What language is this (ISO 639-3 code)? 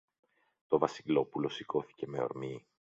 ell